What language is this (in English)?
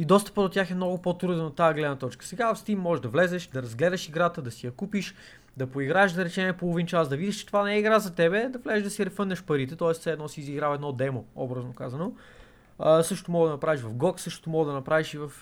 Bulgarian